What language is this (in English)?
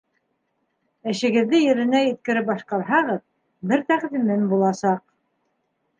Bashkir